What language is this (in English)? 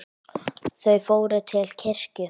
Icelandic